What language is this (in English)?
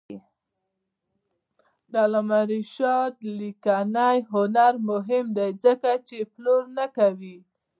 Pashto